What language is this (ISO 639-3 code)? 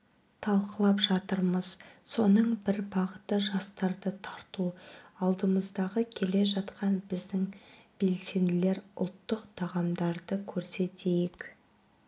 kaz